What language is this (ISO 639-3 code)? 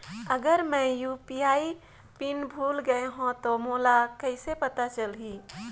hne